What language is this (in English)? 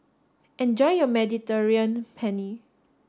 English